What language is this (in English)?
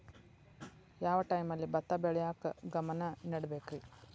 Kannada